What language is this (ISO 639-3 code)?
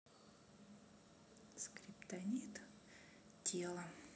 rus